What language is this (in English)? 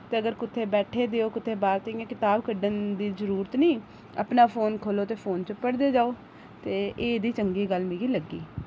Dogri